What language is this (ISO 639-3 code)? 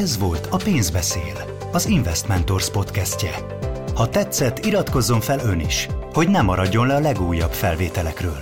hun